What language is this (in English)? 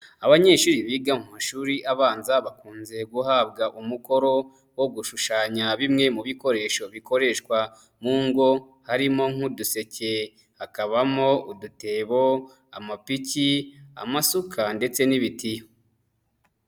Kinyarwanda